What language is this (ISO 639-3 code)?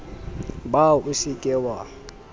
sot